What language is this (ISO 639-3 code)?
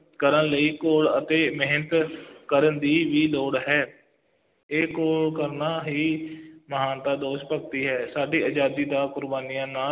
pan